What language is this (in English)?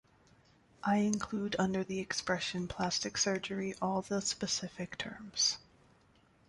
English